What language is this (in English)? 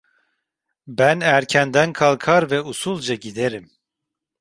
Turkish